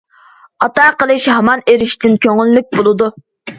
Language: Uyghur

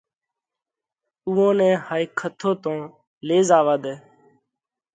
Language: Parkari Koli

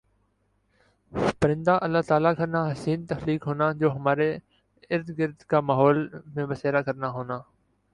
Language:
Urdu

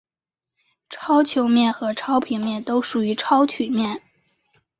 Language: Chinese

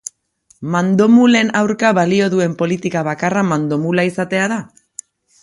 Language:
Basque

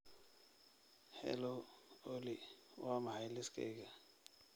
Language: Somali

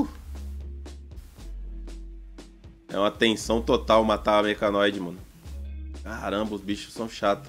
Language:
Portuguese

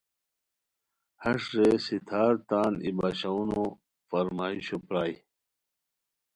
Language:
Khowar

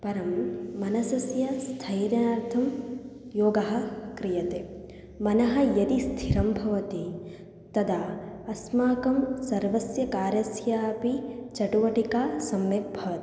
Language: Sanskrit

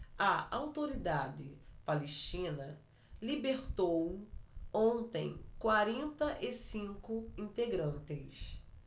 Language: Portuguese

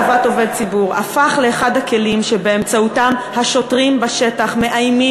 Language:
Hebrew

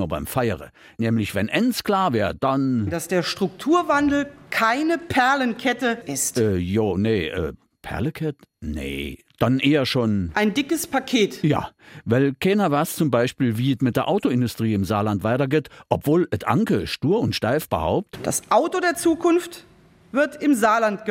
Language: German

